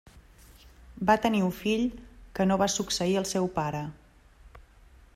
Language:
Catalan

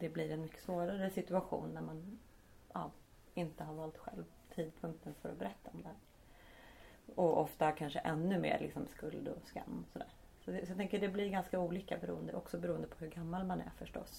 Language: Swedish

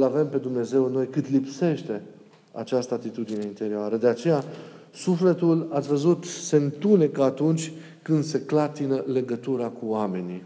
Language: Romanian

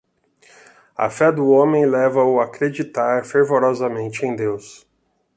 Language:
Portuguese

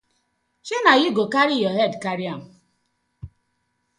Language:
Nigerian Pidgin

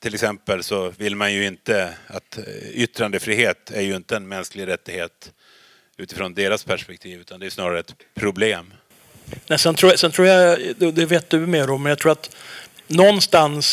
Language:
Swedish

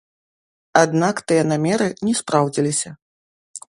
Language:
Belarusian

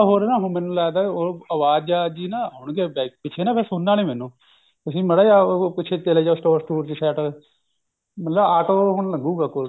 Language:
Punjabi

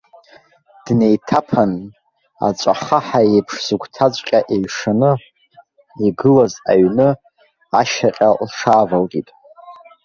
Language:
Abkhazian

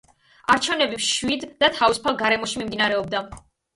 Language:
Georgian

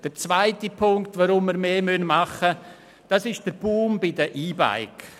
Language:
Swiss German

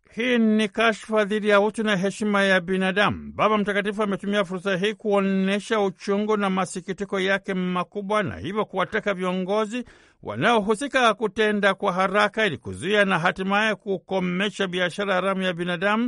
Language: Swahili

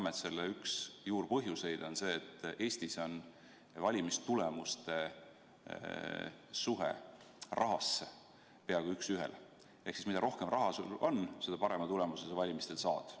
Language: Estonian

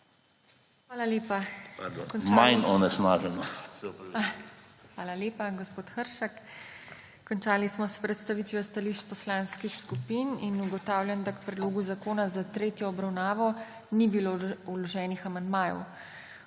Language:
Slovenian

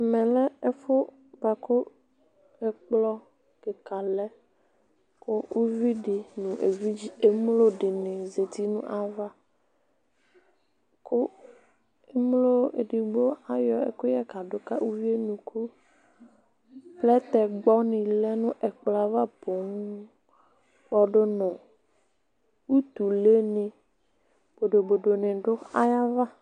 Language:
Ikposo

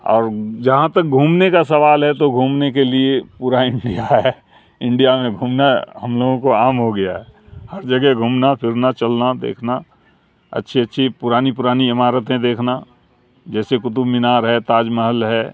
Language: Urdu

